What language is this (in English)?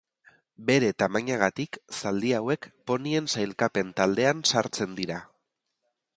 Basque